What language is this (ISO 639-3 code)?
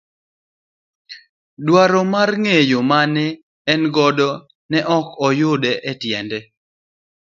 luo